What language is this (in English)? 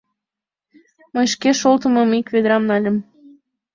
Mari